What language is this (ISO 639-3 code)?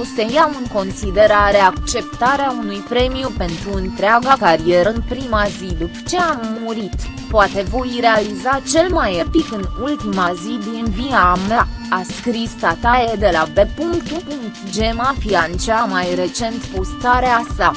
ron